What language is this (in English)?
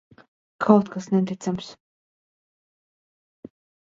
Latvian